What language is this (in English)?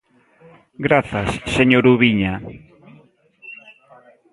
Galician